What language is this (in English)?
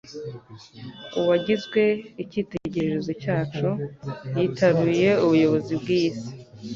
Kinyarwanda